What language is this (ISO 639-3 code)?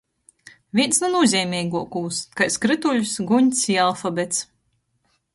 ltg